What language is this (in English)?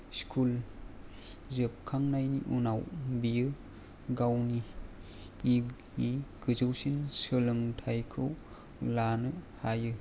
Bodo